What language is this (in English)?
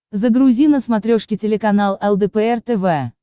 Russian